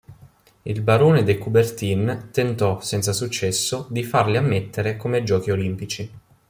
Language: Italian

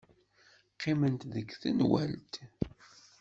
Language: Kabyle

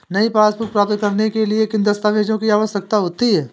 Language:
Hindi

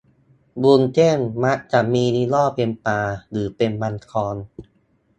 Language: Thai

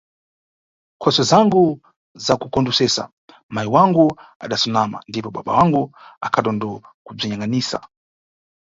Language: Nyungwe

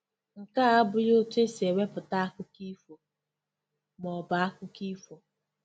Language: Igbo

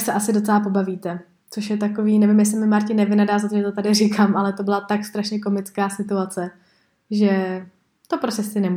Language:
Czech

